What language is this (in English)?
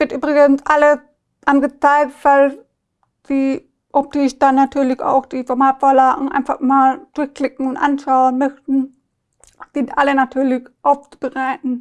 German